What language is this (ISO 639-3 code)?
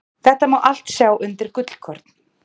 isl